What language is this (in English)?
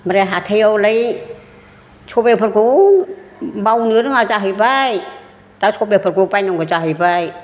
Bodo